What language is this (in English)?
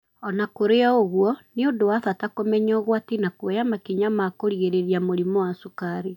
Kikuyu